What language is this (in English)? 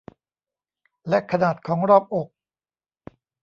Thai